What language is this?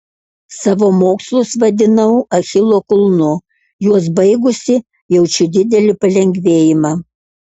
Lithuanian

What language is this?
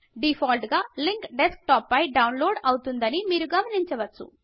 Telugu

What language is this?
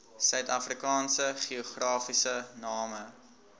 Afrikaans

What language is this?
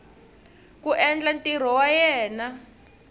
Tsonga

